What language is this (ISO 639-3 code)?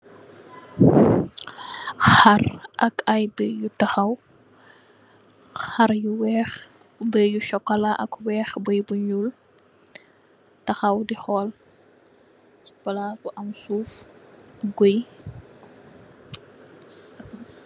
wol